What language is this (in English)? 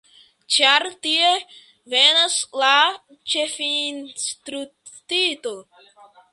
Esperanto